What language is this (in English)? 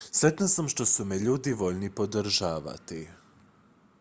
Croatian